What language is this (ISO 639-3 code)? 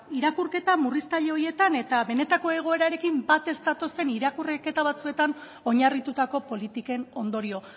eus